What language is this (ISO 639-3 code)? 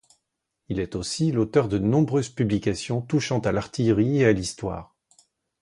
fra